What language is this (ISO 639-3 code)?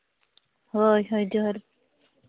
sat